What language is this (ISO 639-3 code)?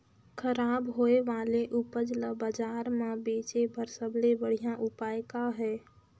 hne